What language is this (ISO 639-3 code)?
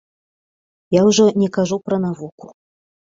bel